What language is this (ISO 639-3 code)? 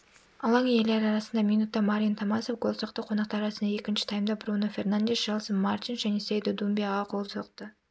kaz